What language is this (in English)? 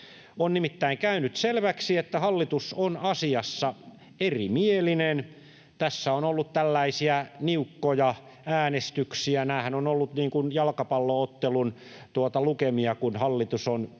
Finnish